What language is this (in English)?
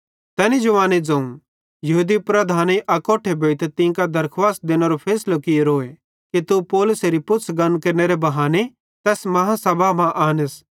Bhadrawahi